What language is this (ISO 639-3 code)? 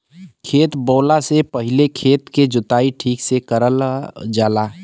bho